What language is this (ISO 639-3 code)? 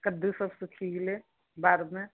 mai